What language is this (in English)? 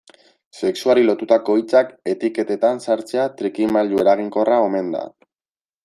Basque